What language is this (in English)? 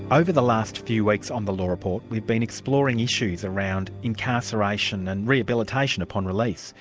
English